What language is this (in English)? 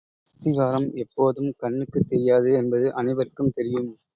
Tamil